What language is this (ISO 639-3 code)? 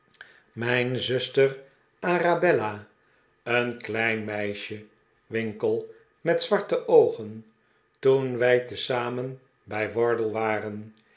nld